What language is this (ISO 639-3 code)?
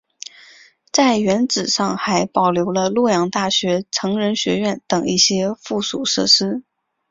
zho